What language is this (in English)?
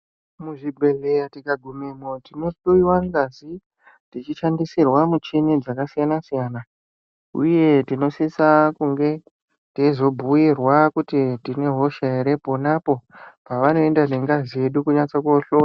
Ndau